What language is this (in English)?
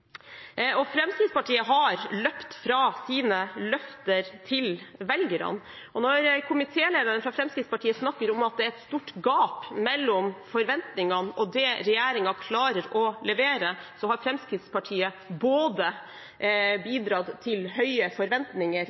Norwegian Bokmål